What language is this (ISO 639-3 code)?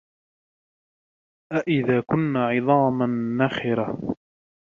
ara